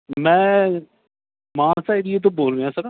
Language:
Punjabi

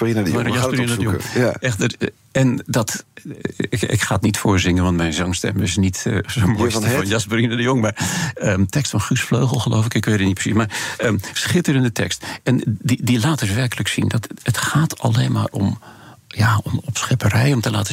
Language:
Dutch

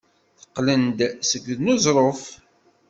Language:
Kabyle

